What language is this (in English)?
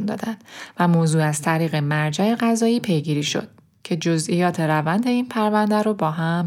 Persian